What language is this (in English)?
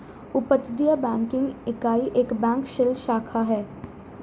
Hindi